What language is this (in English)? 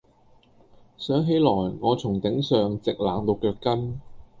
Cantonese